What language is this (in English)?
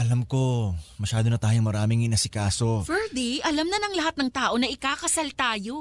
Filipino